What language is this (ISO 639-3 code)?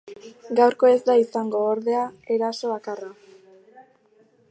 eus